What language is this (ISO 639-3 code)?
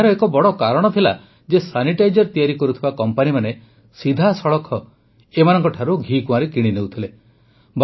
ori